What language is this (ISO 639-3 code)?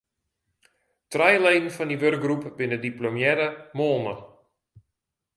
fry